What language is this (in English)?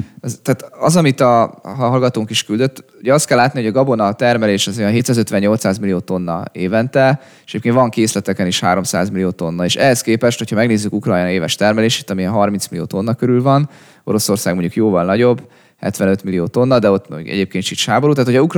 Hungarian